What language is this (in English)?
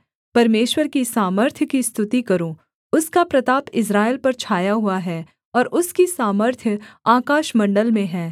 Hindi